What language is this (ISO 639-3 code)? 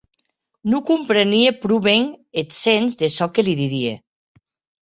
oci